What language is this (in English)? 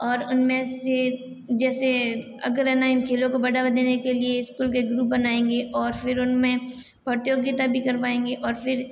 Hindi